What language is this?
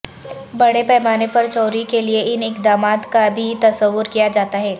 Urdu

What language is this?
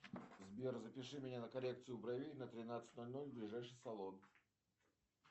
Russian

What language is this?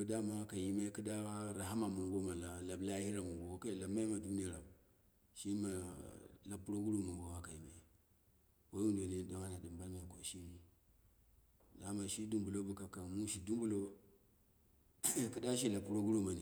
Dera (Nigeria)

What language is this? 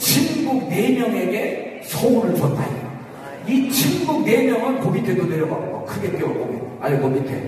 Korean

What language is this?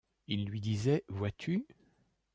French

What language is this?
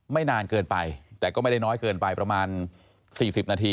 Thai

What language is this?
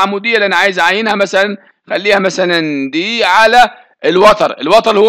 Arabic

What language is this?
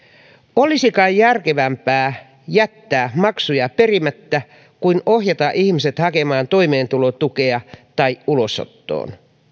Finnish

